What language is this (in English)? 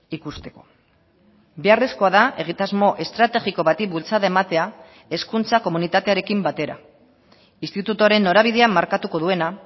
Basque